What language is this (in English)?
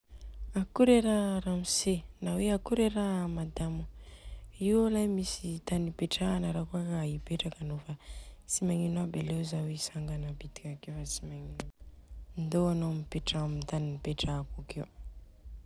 Southern Betsimisaraka Malagasy